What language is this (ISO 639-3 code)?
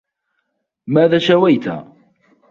ara